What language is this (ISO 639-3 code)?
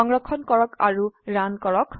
asm